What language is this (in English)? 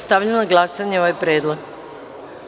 Serbian